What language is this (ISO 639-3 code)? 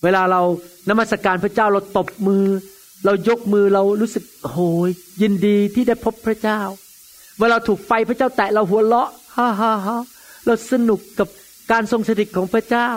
tha